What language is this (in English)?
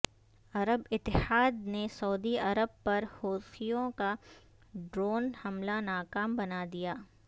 Urdu